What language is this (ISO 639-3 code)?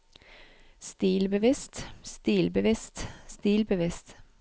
nor